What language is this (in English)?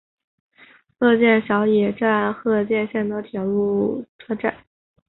Chinese